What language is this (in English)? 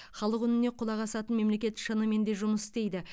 Kazakh